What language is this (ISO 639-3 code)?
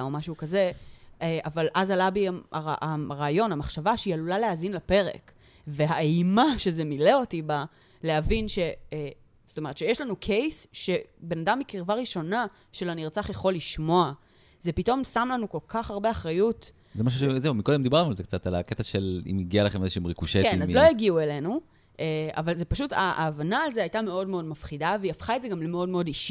heb